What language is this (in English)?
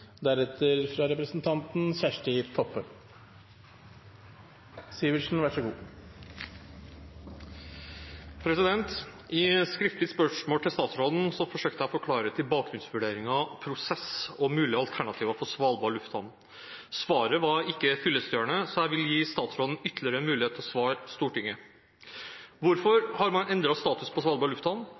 Norwegian Bokmål